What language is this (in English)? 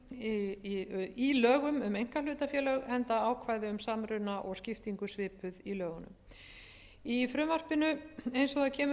Icelandic